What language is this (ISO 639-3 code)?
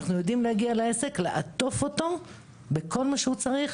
heb